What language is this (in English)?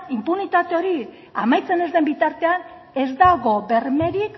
Basque